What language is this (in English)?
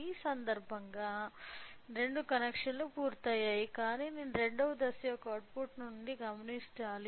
Telugu